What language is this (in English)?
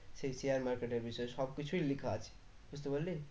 Bangla